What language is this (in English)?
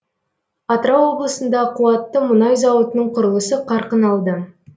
Kazakh